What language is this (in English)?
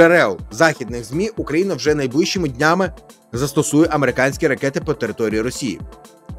Ukrainian